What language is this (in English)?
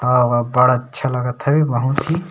Chhattisgarhi